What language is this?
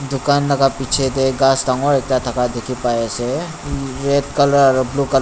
Naga Pidgin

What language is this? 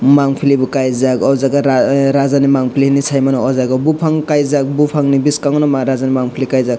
Kok Borok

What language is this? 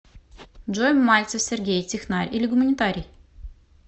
Russian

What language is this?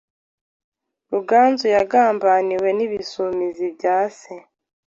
Kinyarwanda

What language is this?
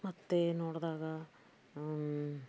Kannada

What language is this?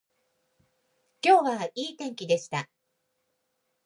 Japanese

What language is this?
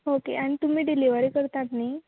Konkani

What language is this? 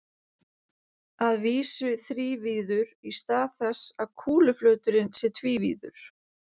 Icelandic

